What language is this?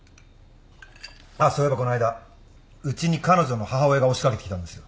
Japanese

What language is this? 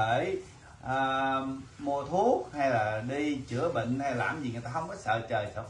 Vietnamese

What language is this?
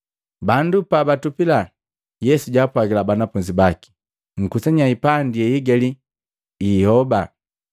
Matengo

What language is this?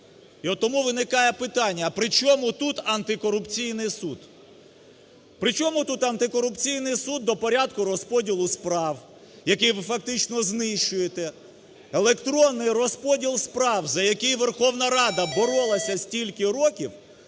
Ukrainian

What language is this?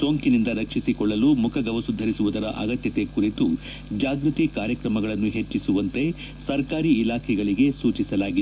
Kannada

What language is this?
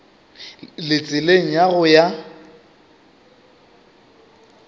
Northern Sotho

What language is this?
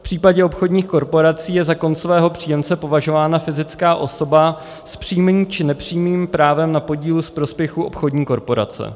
Czech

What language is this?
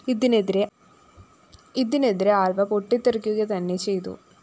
Malayalam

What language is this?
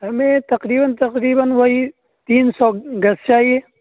Urdu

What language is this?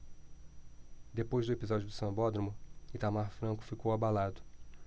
Portuguese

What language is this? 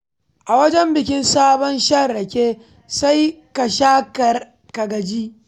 Hausa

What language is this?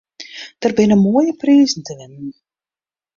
Western Frisian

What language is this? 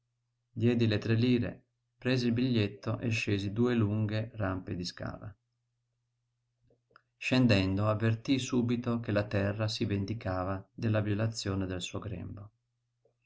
Italian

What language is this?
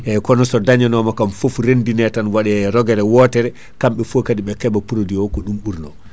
Fula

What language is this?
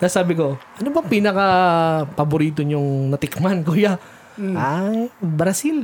Filipino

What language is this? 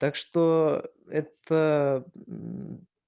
Russian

